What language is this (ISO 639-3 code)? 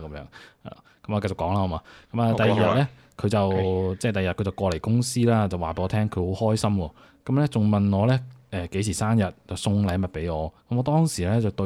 zho